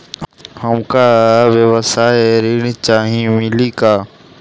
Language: Bhojpuri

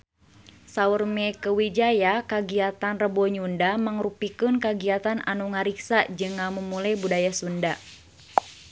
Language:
Sundanese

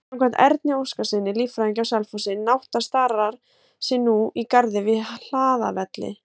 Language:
Icelandic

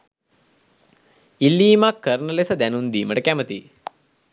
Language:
Sinhala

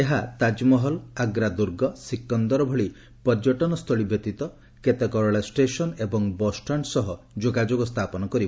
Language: Odia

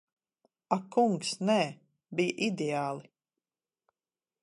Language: Latvian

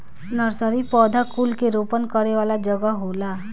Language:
Bhojpuri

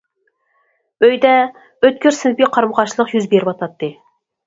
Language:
Uyghur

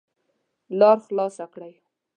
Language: Pashto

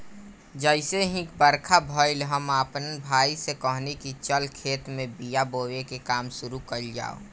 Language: Bhojpuri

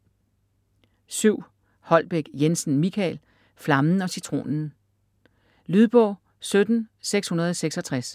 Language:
Danish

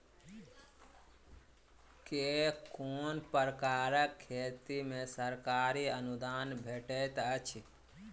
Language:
Maithili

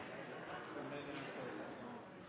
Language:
Norwegian Nynorsk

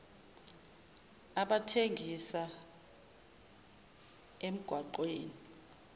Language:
Zulu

